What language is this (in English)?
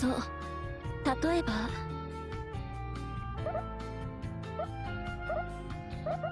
Japanese